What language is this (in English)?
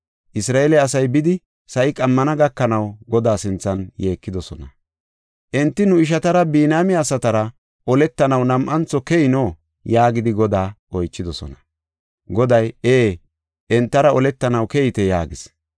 Gofa